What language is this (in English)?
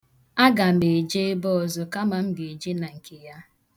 Igbo